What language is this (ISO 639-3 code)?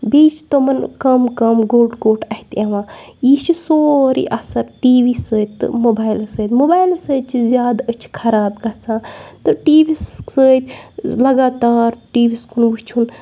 kas